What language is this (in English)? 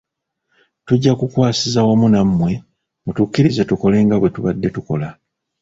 Ganda